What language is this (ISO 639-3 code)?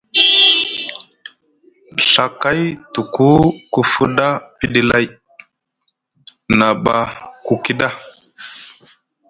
mug